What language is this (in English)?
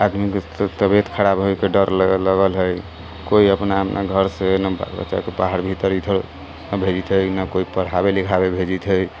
Maithili